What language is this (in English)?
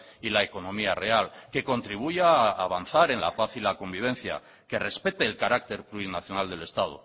Spanish